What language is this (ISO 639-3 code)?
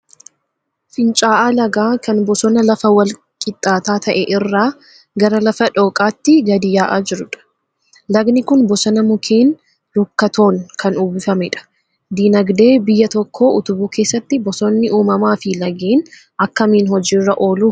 orm